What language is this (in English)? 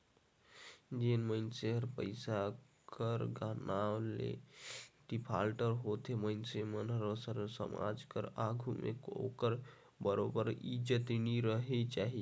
Chhattisgarhi